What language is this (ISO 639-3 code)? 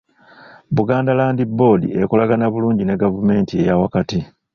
lug